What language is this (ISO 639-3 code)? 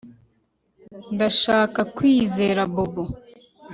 kin